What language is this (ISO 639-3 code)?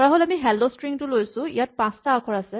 asm